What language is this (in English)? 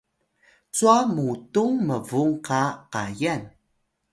Atayal